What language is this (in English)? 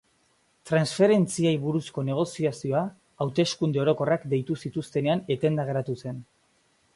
Basque